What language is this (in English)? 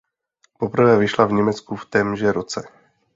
Czech